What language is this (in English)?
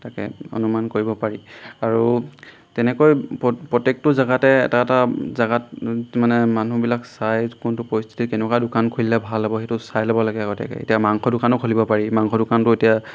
Assamese